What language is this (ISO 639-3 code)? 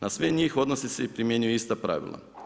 hrv